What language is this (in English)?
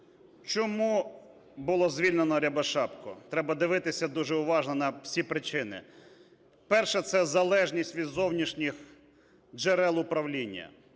Ukrainian